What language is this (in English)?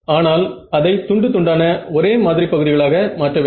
Tamil